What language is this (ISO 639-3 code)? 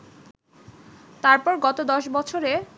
ben